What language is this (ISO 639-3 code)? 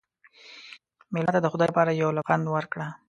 pus